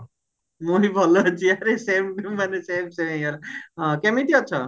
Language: Odia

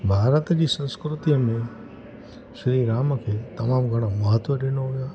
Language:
Sindhi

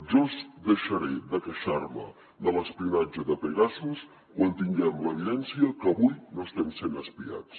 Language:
Catalan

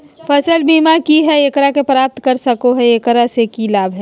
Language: Magahi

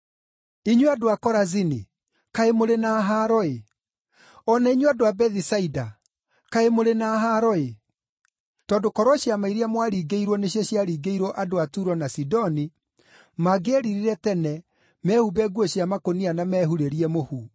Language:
Kikuyu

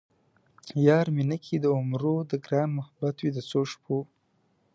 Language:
Pashto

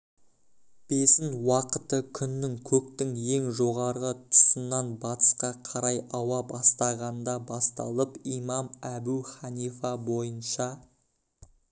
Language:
Kazakh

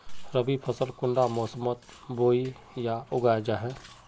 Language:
Magahi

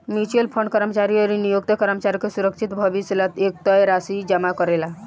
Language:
Bhojpuri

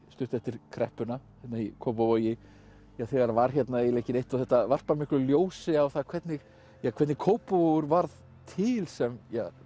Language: Icelandic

